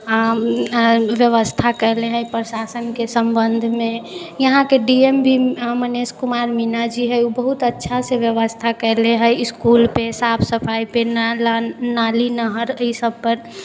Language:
Maithili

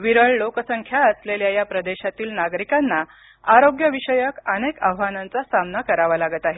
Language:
Marathi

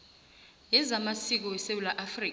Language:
South Ndebele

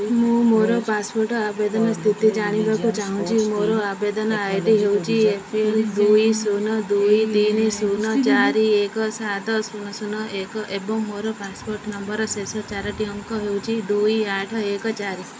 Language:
Odia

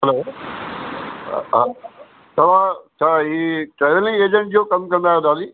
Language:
Sindhi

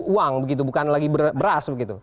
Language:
Indonesian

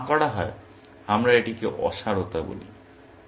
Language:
Bangla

